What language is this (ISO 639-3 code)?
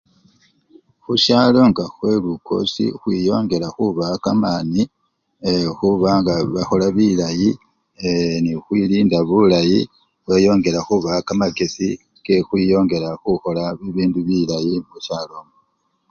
luy